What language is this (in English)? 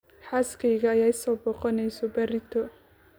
Somali